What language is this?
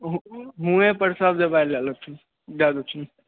Maithili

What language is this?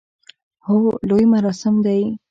Pashto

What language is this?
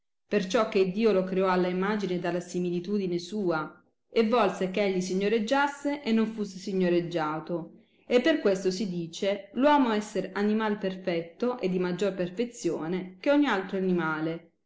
Italian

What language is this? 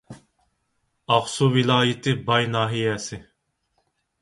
Uyghur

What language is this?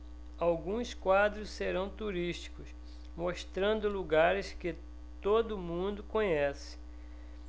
Portuguese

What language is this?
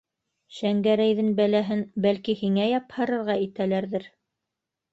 Bashkir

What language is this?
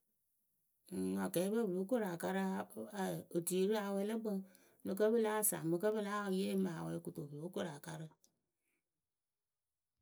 Akebu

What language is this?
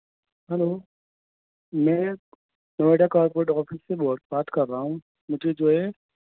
Urdu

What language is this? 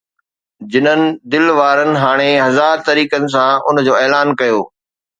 Sindhi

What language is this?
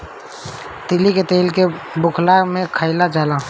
Bhojpuri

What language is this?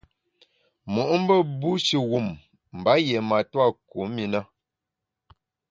Bamun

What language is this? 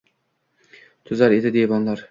Uzbek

